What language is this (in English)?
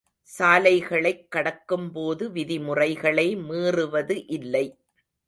Tamil